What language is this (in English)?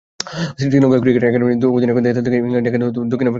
Bangla